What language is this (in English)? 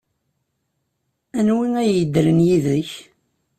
Kabyle